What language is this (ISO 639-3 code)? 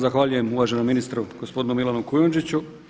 hrv